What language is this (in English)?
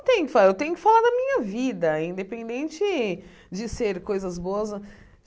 Portuguese